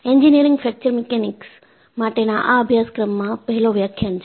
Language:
Gujarati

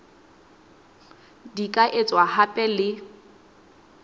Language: Southern Sotho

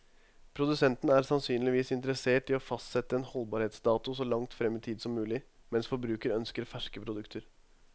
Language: Norwegian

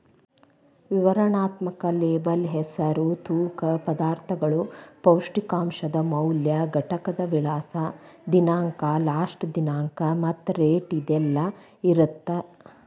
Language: Kannada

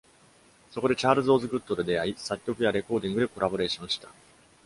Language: Japanese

